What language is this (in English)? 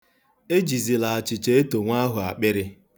Igbo